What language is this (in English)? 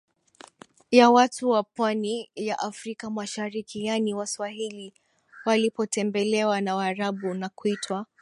Swahili